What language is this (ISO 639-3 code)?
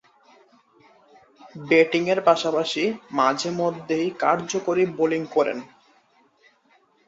ben